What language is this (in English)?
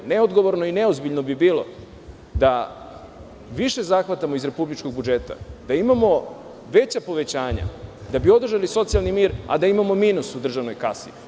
Serbian